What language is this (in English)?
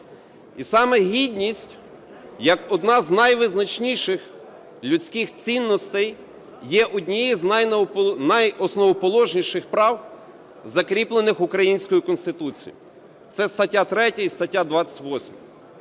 Ukrainian